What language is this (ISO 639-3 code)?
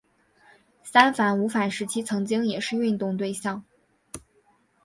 zho